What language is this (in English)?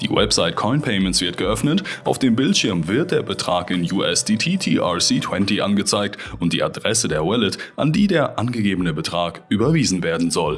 German